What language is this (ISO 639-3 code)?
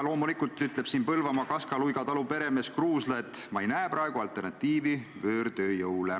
est